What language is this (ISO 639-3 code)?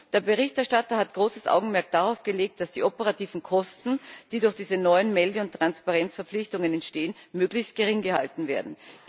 deu